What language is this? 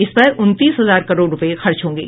Hindi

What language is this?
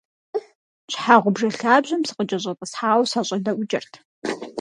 Kabardian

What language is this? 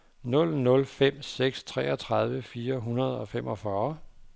Danish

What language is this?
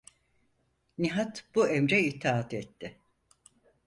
Turkish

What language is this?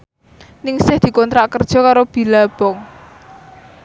Javanese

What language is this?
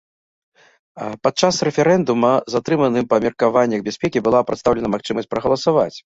Belarusian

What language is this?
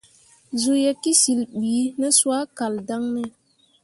Mundang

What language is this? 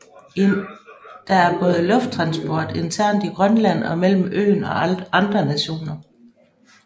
Danish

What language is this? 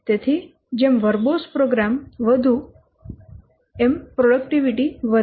Gujarati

